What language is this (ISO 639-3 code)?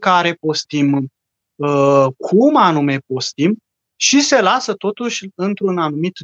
ron